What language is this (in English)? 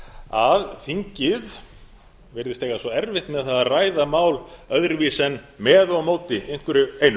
Icelandic